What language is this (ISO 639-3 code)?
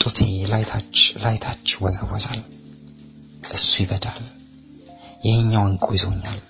amh